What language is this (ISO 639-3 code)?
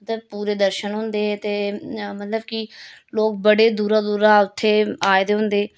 doi